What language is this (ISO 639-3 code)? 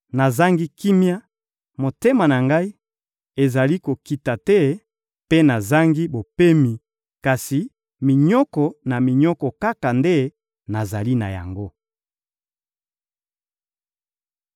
lin